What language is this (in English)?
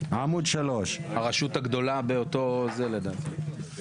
Hebrew